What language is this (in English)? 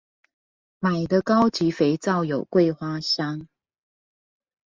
Chinese